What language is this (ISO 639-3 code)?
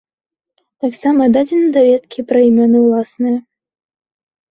bel